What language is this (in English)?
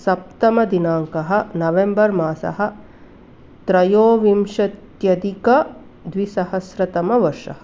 Sanskrit